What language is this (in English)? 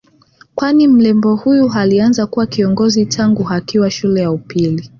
Swahili